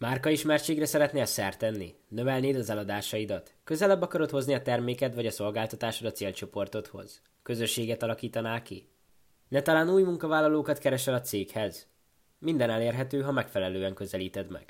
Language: Hungarian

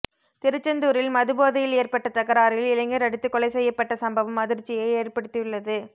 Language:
Tamil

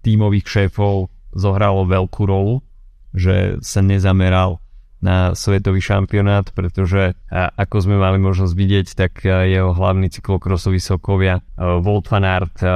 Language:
Slovak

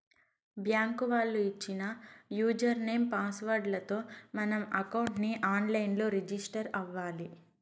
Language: Telugu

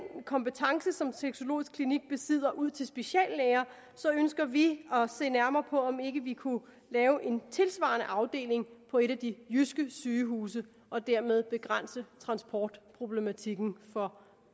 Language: Danish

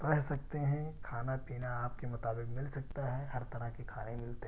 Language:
Urdu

